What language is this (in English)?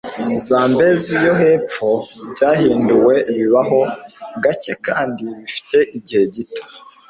Kinyarwanda